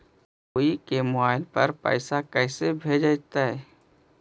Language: Magahi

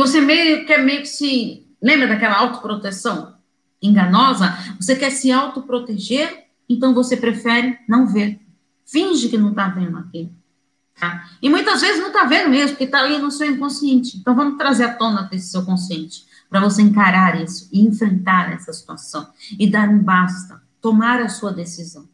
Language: Portuguese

